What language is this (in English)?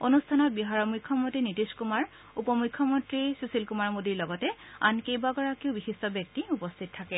Assamese